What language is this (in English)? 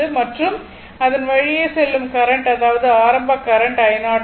Tamil